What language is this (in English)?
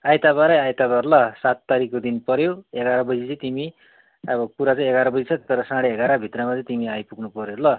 Nepali